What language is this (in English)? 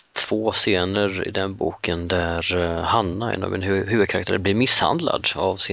Swedish